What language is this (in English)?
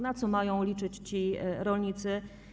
Polish